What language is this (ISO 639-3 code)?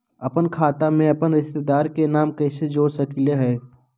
mag